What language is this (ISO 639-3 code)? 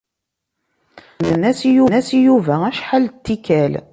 kab